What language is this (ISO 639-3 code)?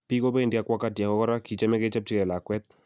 kln